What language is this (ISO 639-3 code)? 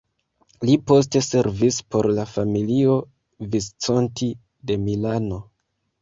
epo